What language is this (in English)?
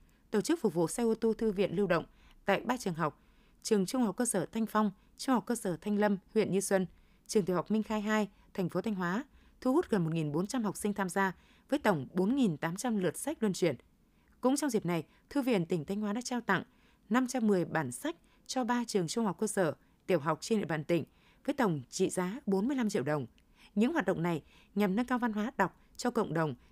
Vietnamese